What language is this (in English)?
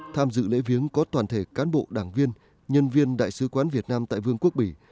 Vietnamese